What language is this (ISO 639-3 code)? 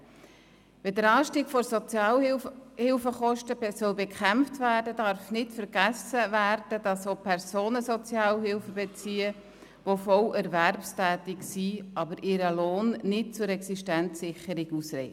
gsw